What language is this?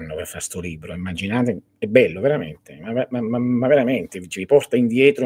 Italian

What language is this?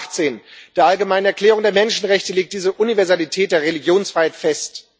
German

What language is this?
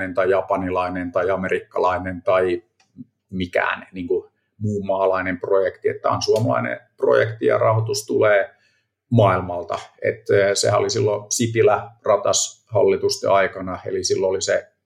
Finnish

